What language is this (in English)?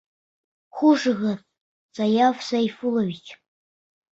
Bashkir